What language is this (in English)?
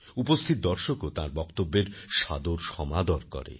Bangla